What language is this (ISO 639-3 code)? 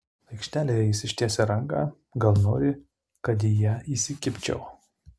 lit